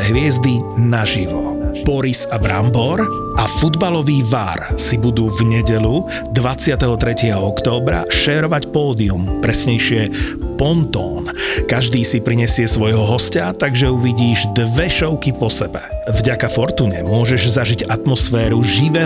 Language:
Slovak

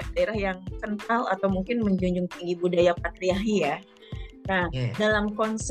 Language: Indonesian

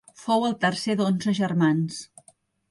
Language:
Catalan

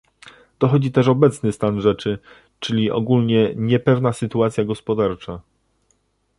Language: Polish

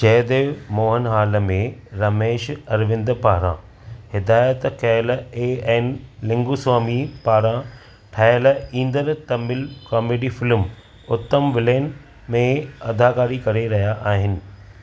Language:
Sindhi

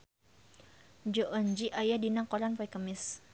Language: Sundanese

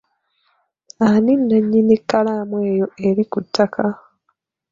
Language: Ganda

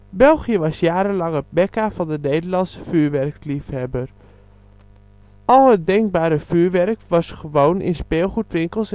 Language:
Dutch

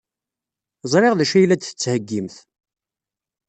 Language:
Kabyle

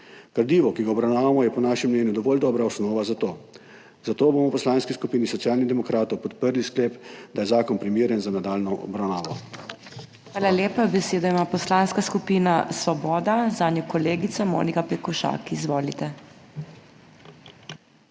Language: Slovenian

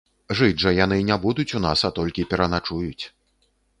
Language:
Belarusian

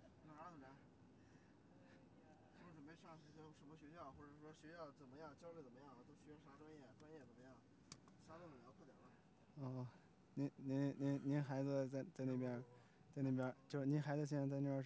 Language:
Chinese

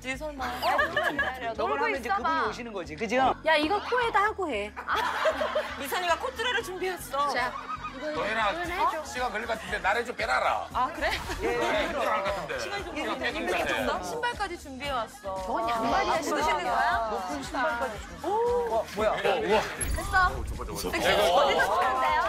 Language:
Korean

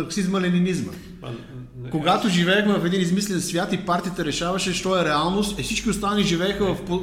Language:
Bulgarian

